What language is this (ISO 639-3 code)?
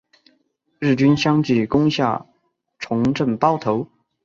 zho